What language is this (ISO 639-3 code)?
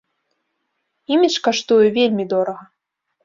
bel